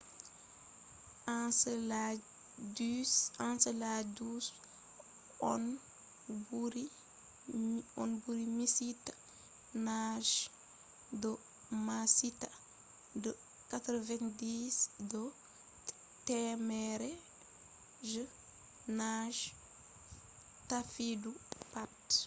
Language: Fula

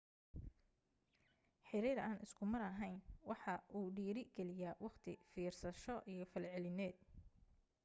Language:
Somali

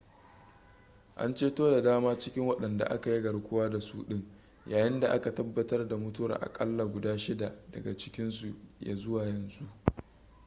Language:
Hausa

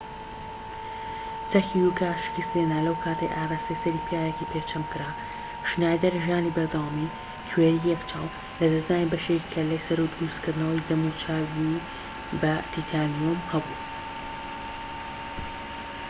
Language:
Central Kurdish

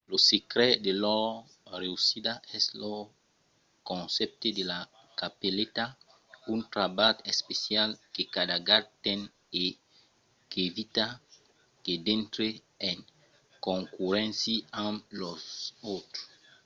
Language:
Occitan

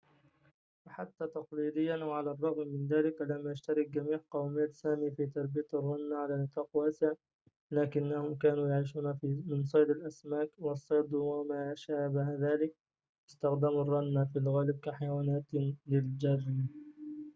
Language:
Arabic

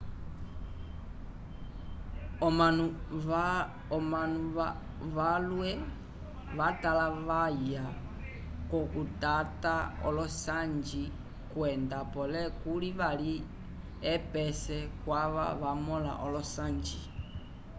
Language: Umbundu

